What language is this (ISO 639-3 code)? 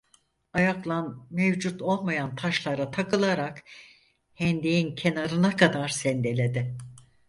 tur